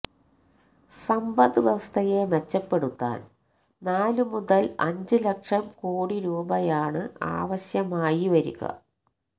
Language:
Malayalam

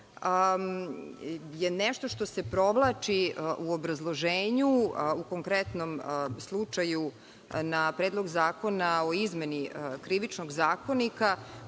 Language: Serbian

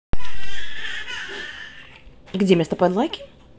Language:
Russian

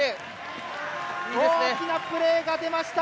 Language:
Japanese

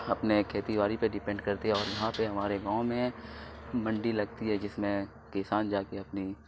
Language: Urdu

